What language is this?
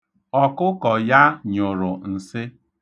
Igbo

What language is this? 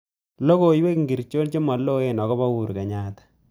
Kalenjin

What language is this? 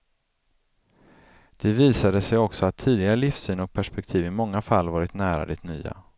Swedish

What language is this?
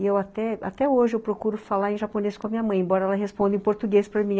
Portuguese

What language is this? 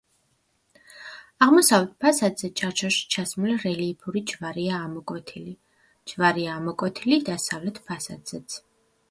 Georgian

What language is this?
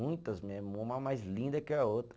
Portuguese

